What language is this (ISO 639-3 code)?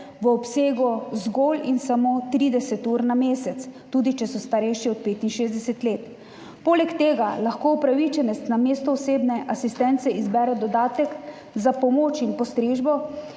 slv